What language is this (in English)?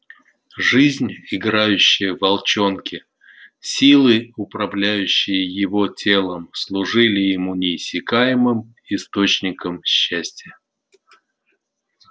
Russian